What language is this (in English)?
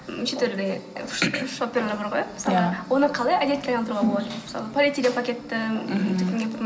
Kazakh